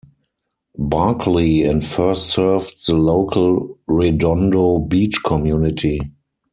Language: English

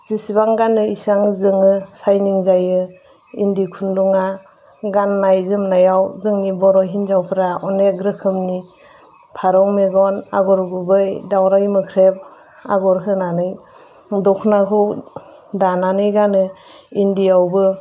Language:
Bodo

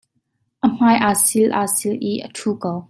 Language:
Hakha Chin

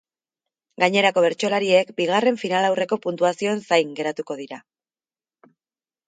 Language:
Basque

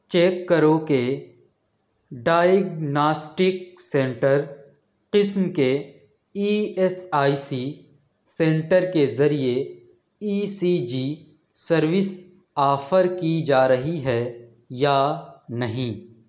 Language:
Urdu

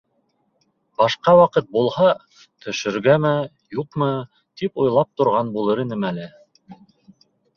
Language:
Bashkir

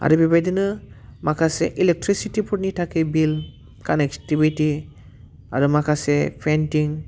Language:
Bodo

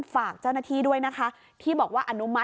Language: Thai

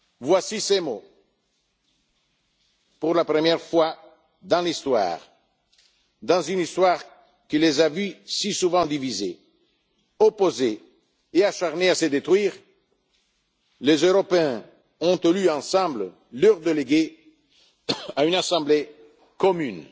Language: French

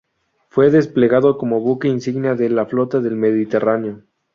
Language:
Spanish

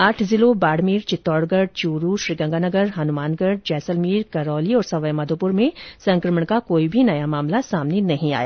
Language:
Hindi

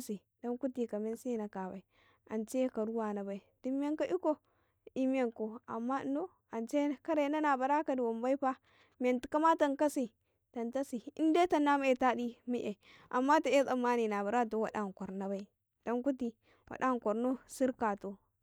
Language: Karekare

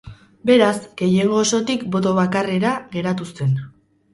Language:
Basque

